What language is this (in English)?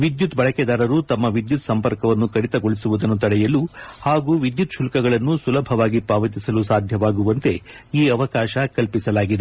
Kannada